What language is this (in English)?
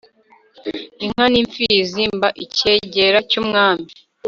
Kinyarwanda